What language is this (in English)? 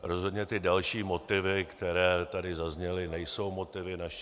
Czech